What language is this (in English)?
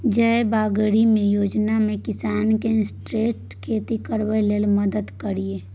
Maithili